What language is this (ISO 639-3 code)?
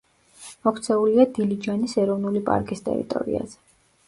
kat